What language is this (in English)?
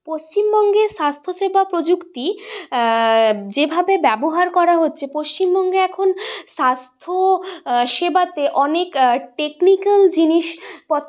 Bangla